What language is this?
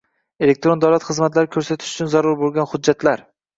Uzbek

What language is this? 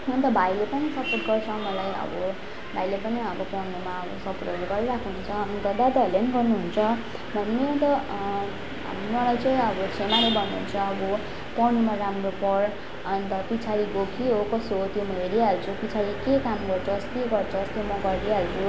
Nepali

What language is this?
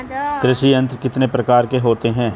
Hindi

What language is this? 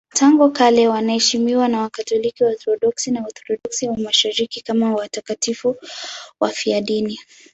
Swahili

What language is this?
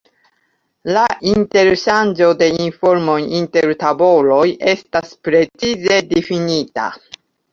Esperanto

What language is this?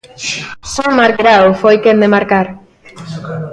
Galician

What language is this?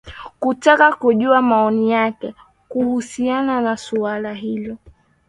Swahili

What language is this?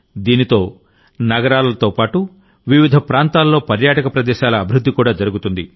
Telugu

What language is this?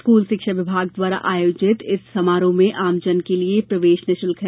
Hindi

